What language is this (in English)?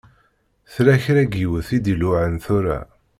Kabyle